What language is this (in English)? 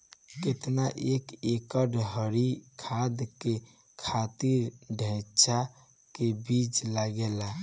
Bhojpuri